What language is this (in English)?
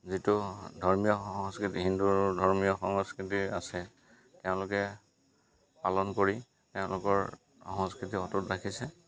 Assamese